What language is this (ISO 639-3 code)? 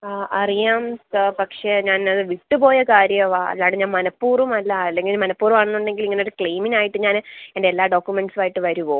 mal